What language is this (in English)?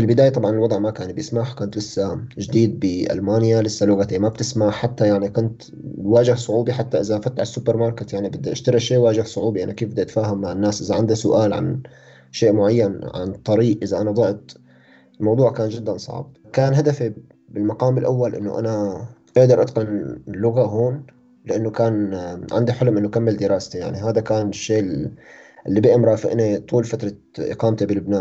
Arabic